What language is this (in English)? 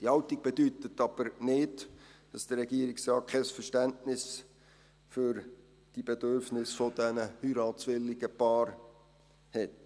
Swiss German